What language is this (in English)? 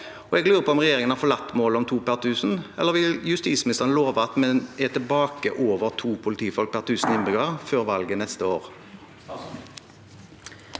Norwegian